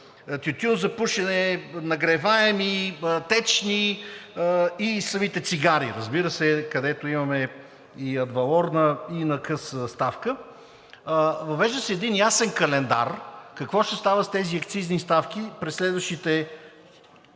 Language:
Bulgarian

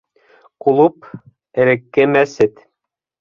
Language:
Bashkir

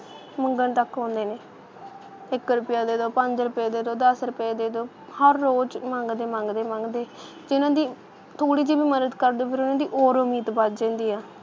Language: Punjabi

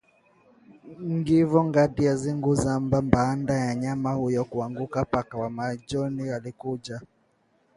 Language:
Swahili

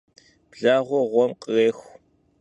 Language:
Kabardian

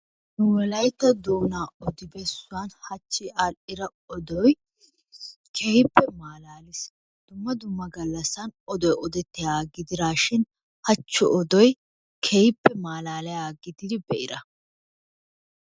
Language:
Wolaytta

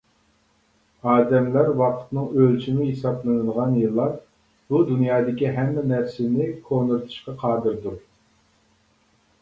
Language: Uyghur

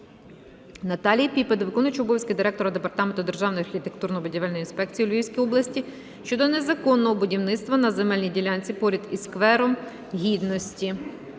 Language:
Ukrainian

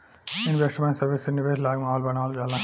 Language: Bhojpuri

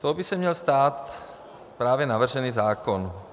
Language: Czech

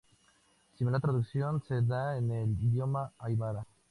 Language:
Spanish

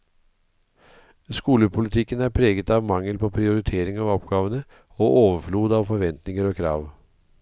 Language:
Norwegian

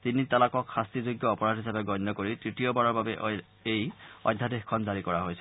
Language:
Assamese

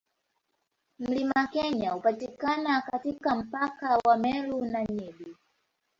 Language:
Swahili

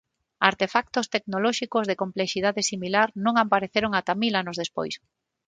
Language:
Galician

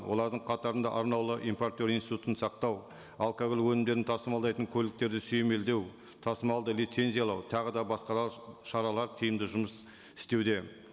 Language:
Kazakh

